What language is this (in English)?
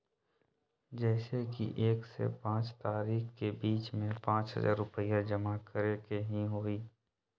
Magahi